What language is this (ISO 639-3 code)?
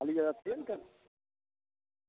mai